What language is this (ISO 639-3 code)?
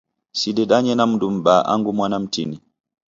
dav